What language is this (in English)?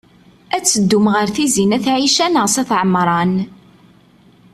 Kabyle